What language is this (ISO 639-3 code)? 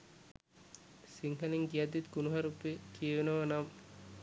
sin